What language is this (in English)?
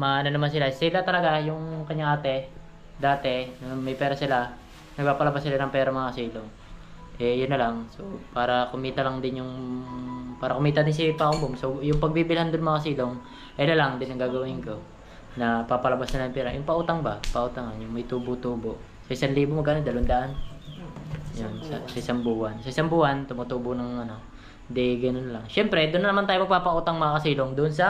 Filipino